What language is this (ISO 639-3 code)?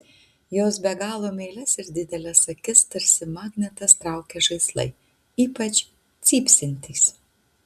lit